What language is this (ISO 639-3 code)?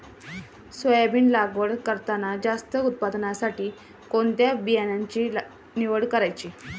mar